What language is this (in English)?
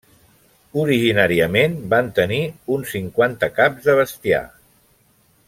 Catalan